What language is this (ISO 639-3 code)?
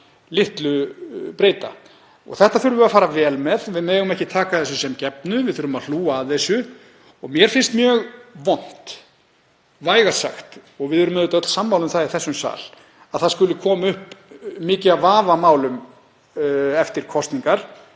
isl